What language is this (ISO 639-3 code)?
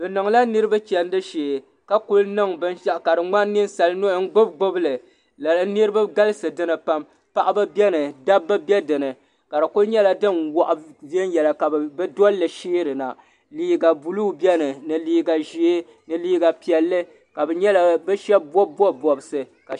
dag